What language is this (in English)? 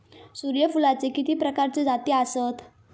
Marathi